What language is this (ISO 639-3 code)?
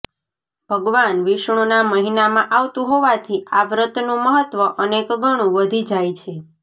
guj